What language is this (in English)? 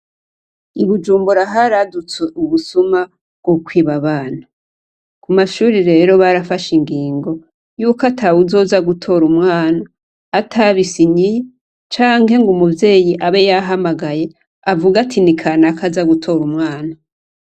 Rundi